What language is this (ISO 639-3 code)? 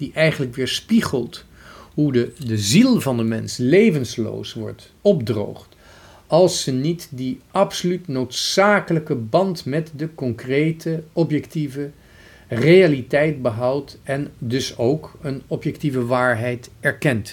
nld